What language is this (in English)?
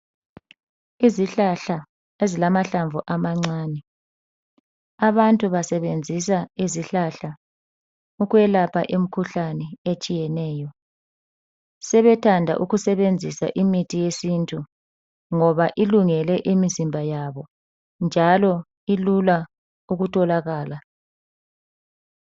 North Ndebele